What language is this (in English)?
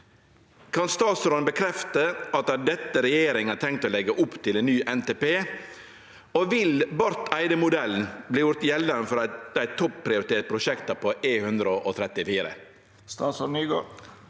Norwegian